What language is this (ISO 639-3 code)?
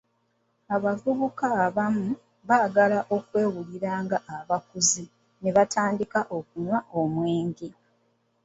lug